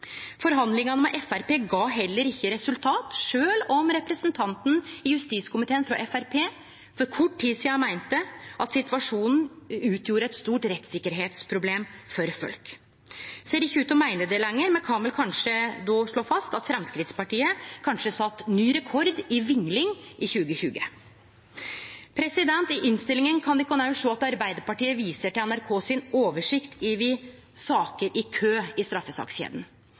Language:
Norwegian Nynorsk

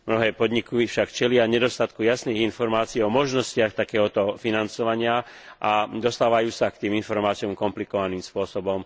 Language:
Slovak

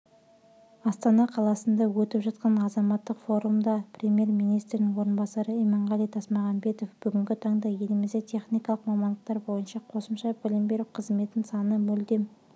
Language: Kazakh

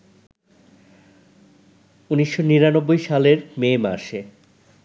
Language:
Bangla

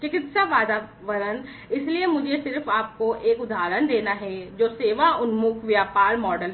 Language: Hindi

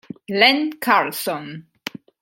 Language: Italian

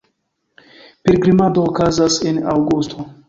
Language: Esperanto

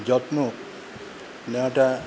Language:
Bangla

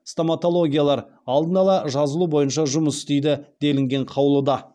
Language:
Kazakh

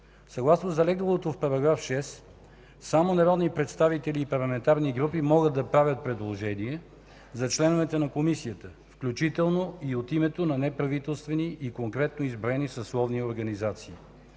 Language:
Bulgarian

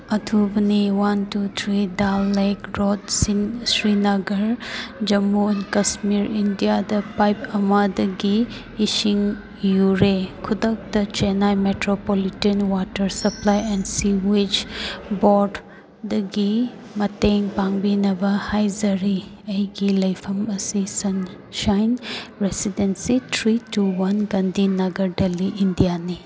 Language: Manipuri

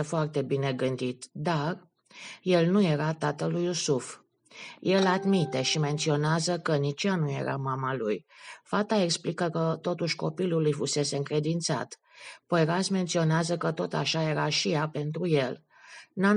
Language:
Romanian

